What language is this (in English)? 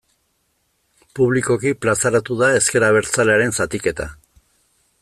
Basque